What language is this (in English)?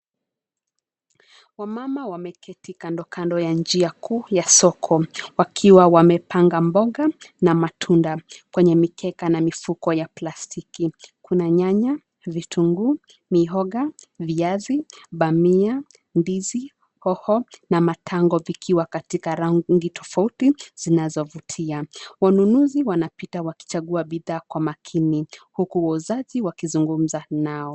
Swahili